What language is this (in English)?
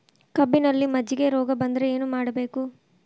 Kannada